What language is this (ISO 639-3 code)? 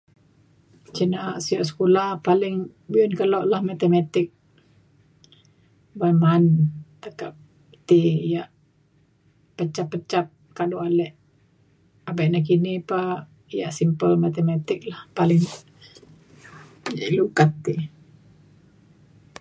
xkl